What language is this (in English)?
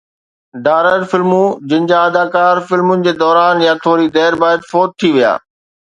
Sindhi